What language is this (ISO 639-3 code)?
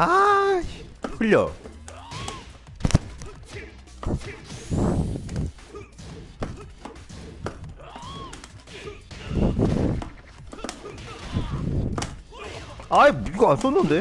kor